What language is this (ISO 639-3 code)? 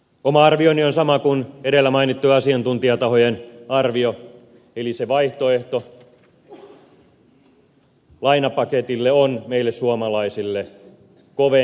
fin